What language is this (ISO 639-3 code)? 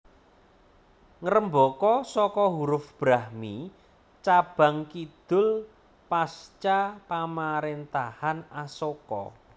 jav